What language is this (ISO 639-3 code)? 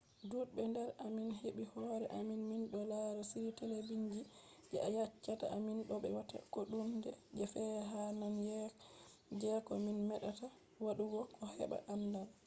ful